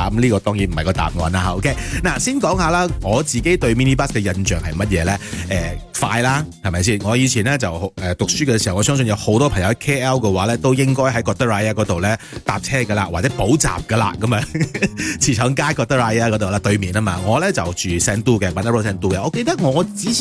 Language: Chinese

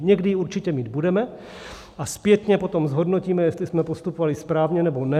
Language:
Czech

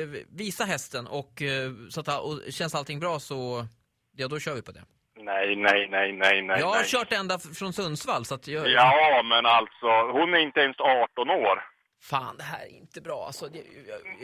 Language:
Swedish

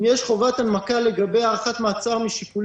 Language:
Hebrew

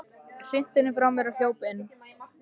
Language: Icelandic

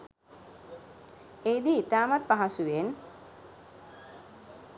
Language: Sinhala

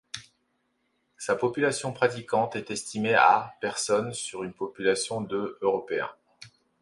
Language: French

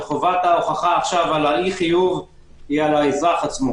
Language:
Hebrew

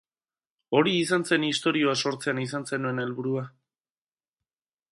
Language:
Basque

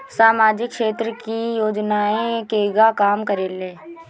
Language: Bhojpuri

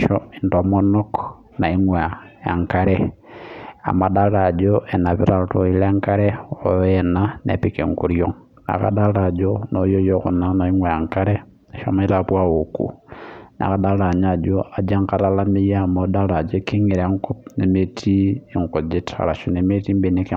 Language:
Masai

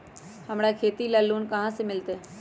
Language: Magahi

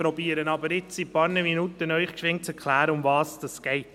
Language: Swiss German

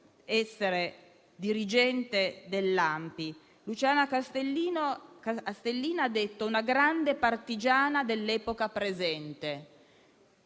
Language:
Italian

